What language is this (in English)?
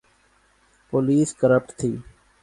Urdu